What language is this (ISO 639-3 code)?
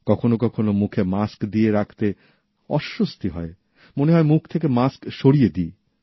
ben